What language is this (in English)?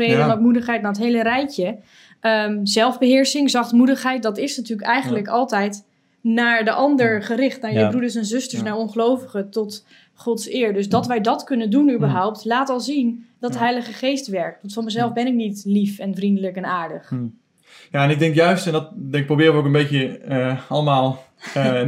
Dutch